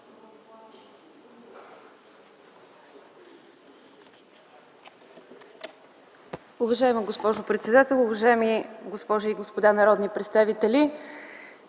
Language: Bulgarian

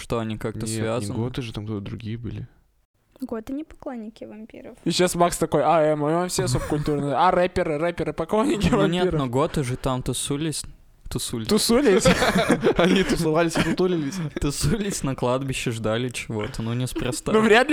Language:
Russian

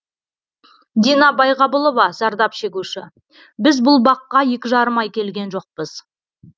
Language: Kazakh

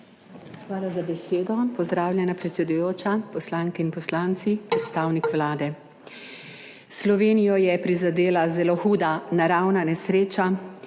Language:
Slovenian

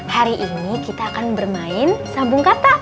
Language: Indonesian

